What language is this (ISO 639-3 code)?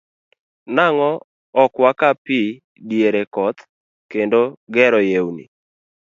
luo